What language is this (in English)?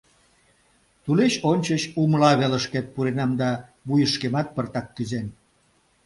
Mari